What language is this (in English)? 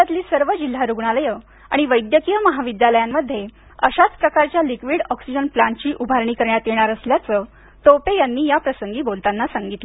Marathi